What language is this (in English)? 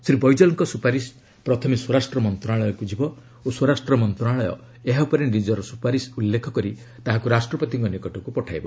Odia